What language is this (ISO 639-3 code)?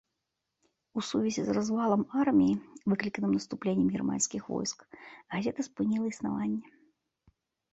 bel